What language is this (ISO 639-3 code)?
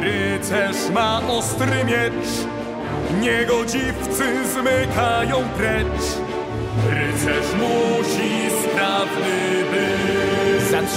pol